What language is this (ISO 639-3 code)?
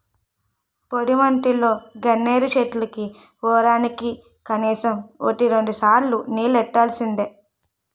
tel